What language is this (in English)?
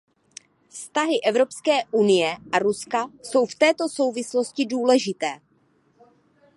Czech